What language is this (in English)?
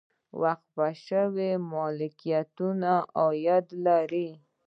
Pashto